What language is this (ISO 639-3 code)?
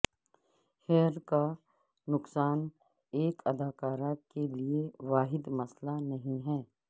urd